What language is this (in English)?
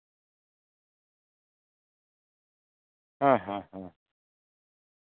Santali